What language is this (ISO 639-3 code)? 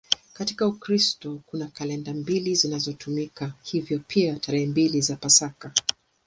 swa